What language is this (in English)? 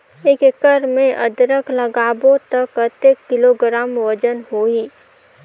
Chhattisgarhi